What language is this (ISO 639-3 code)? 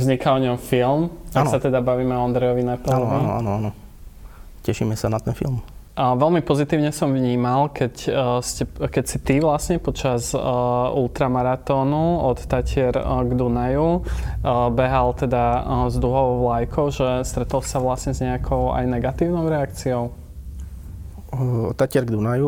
slk